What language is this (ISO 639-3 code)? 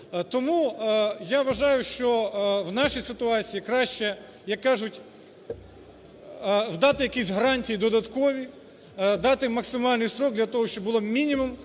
ukr